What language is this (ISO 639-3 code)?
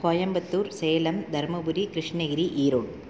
tam